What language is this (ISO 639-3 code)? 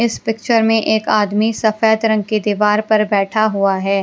hin